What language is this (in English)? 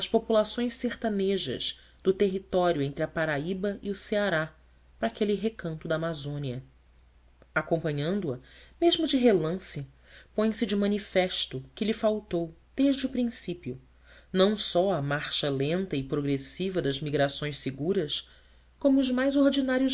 Portuguese